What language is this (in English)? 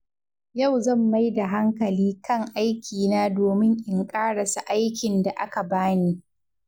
Hausa